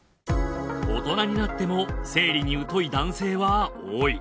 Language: Japanese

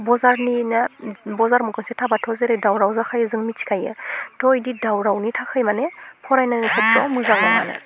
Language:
Bodo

